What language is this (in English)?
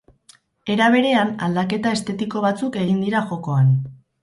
Basque